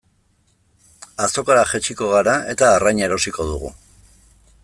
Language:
Basque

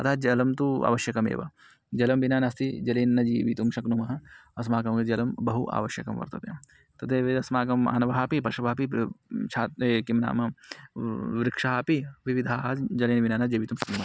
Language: Sanskrit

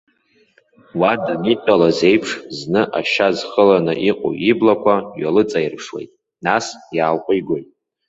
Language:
Abkhazian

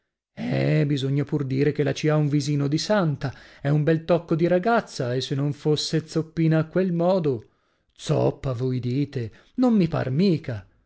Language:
Italian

